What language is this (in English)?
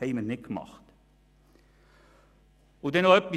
Swiss German